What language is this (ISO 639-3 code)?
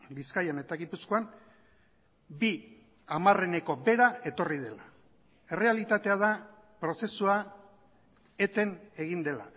eus